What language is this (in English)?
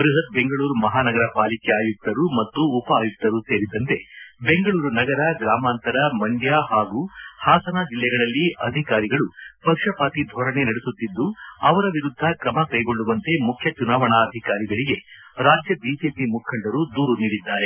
Kannada